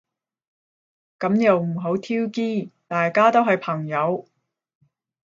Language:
Cantonese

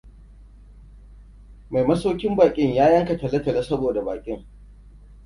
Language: Hausa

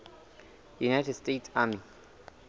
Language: Southern Sotho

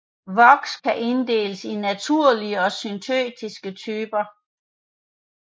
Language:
Danish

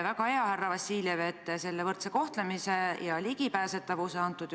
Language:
Estonian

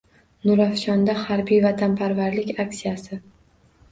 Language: Uzbek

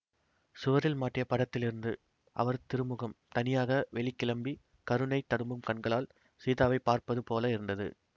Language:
Tamil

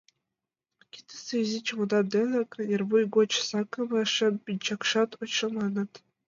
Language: Mari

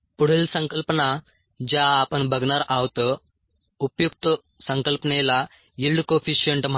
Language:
Marathi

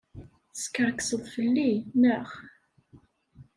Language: Kabyle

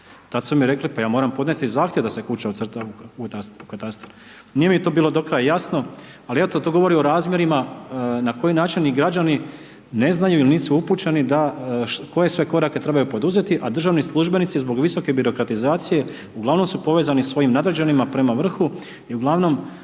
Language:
Croatian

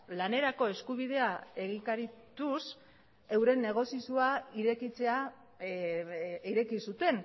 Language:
Basque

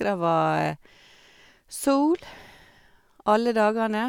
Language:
Norwegian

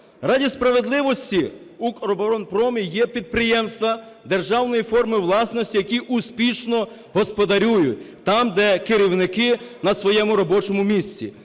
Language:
Ukrainian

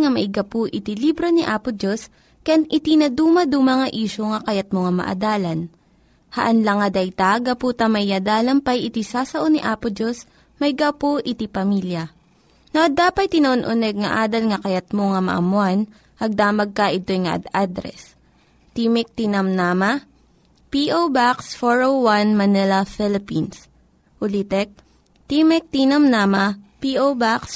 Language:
Filipino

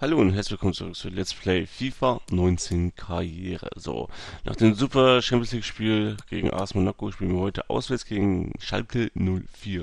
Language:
German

